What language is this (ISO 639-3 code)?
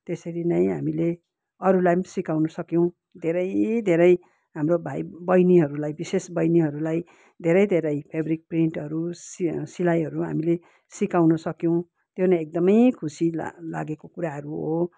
nep